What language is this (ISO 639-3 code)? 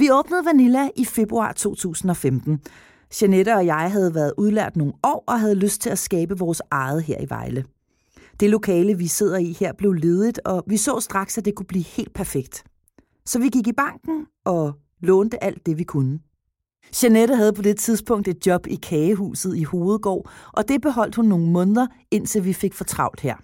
dan